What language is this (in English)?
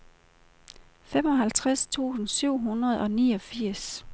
Danish